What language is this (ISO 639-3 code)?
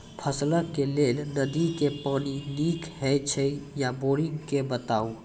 mai